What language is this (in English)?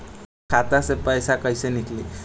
Bhojpuri